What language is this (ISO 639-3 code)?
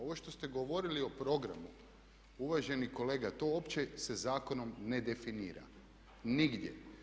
hrv